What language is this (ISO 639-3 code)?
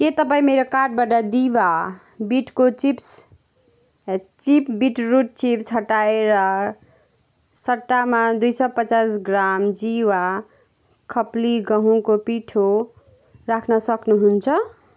nep